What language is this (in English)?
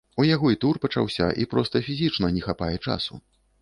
Belarusian